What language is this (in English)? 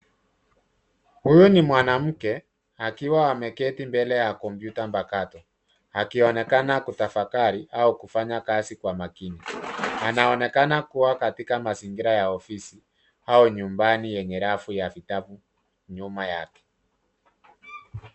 Swahili